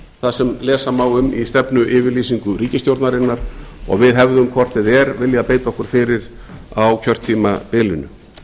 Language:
Icelandic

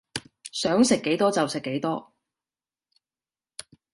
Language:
Cantonese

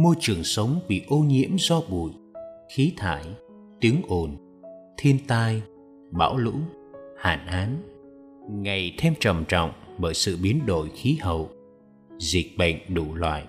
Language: Vietnamese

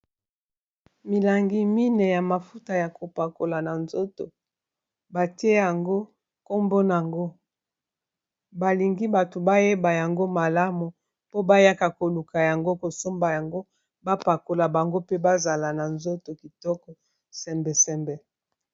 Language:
Lingala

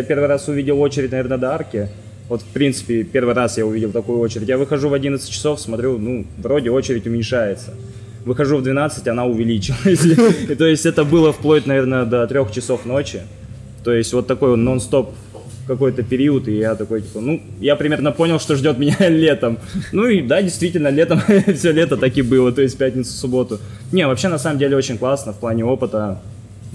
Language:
Russian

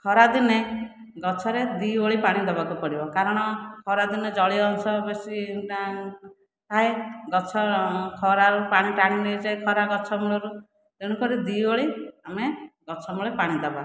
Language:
Odia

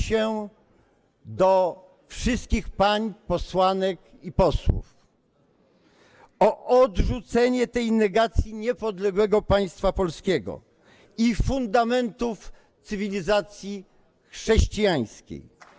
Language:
Polish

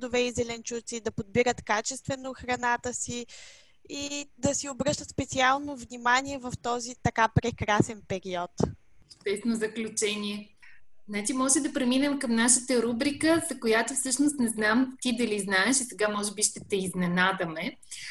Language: Bulgarian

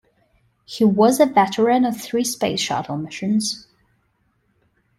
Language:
English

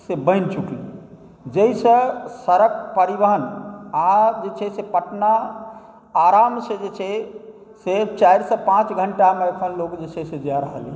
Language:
Maithili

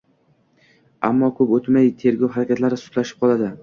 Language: Uzbek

